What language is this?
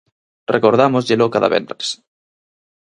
Galician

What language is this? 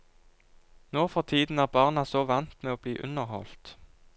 Norwegian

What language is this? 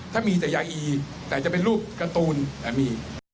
Thai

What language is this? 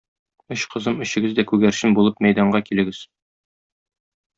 Tatar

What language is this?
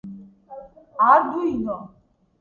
Georgian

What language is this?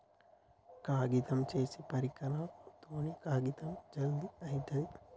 Telugu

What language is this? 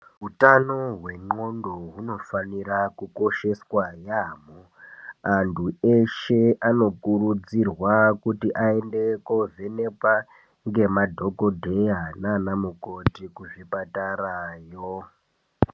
Ndau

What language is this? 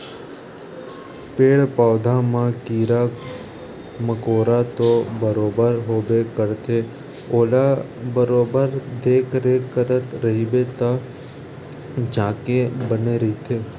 Chhattisgarhi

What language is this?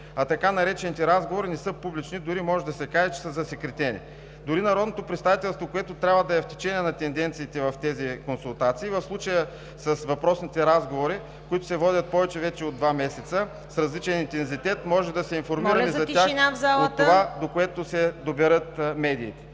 Bulgarian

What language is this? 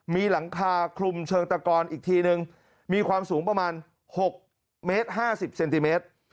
Thai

